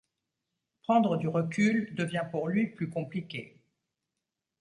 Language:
French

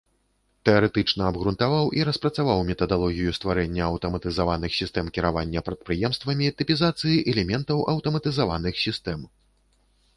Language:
Belarusian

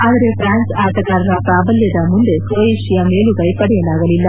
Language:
Kannada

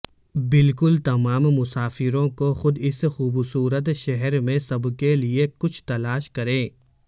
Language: Urdu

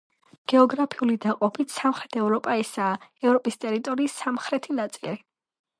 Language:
Georgian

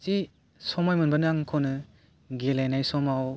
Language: Bodo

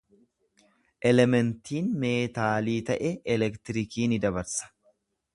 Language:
Oromo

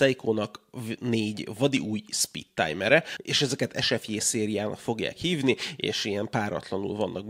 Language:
Hungarian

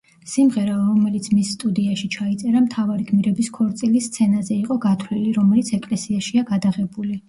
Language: Georgian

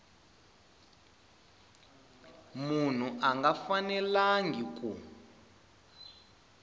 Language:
Tsonga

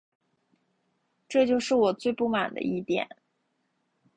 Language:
Chinese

